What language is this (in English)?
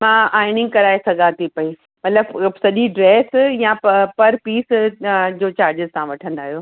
Sindhi